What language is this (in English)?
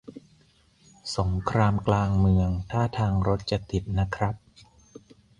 Thai